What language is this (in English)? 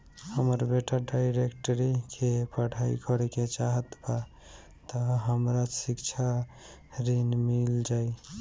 Bhojpuri